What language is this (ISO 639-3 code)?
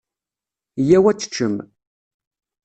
kab